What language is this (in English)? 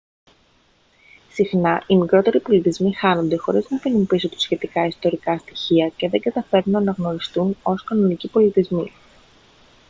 Greek